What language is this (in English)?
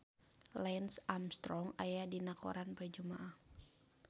Sundanese